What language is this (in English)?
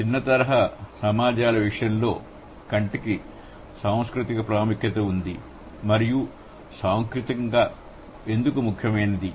Telugu